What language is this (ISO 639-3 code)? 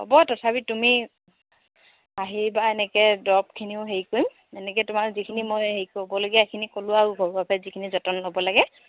asm